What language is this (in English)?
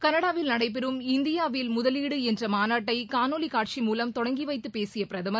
Tamil